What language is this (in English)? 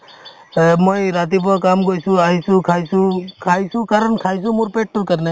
Assamese